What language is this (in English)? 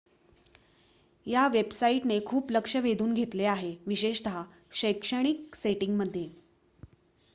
Marathi